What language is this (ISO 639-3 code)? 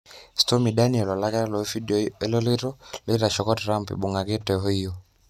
mas